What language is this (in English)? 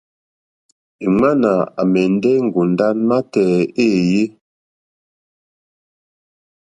Mokpwe